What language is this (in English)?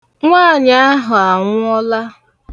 Igbo